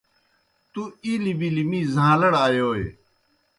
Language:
Kohistani Shina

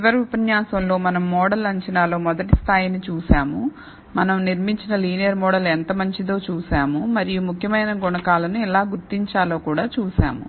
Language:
Telugu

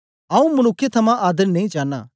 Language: Dogri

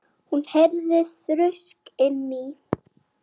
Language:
Icelandic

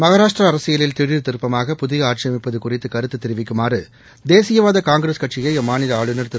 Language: Tamil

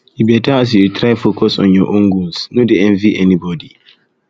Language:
Nigerian Pidgin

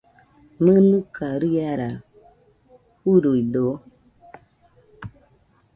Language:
Nüpode Huitoto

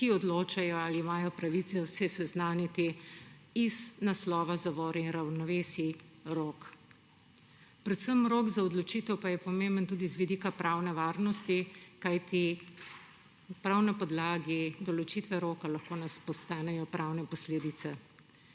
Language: Slovenian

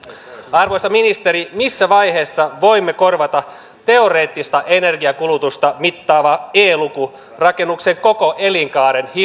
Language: Finnish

